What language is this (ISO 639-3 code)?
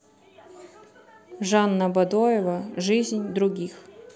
rus